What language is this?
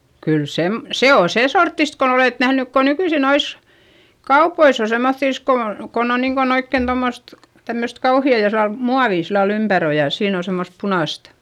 Finnish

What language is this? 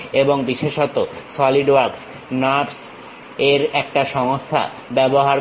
Bangla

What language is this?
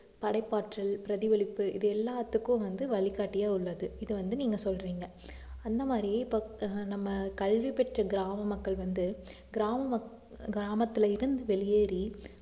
Tamil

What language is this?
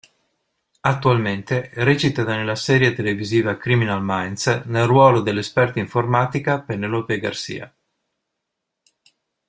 Italian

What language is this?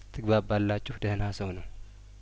Amharic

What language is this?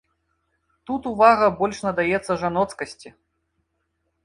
Belarusian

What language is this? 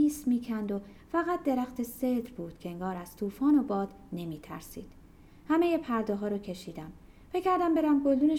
Persian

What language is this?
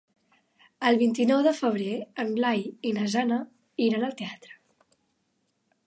Catalan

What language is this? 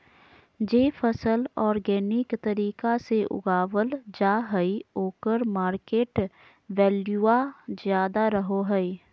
Magahi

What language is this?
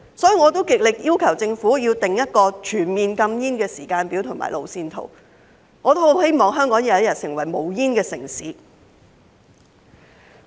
Cantonese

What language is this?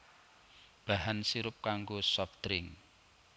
Javanese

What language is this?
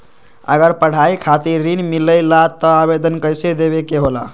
Magahi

